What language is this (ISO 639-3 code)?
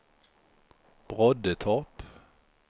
swe